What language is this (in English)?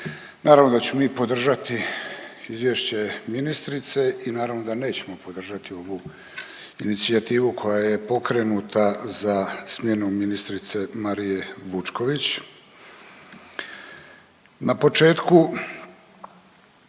Croatian